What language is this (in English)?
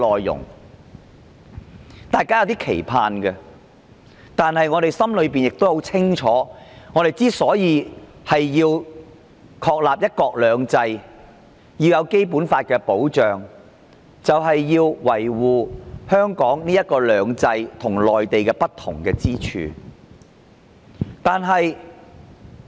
Cantonese